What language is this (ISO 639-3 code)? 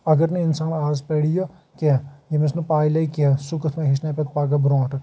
kas